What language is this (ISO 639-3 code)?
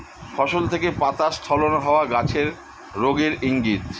ben